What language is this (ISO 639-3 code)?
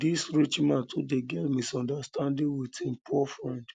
pcm